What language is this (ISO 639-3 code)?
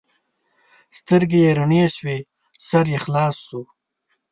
pus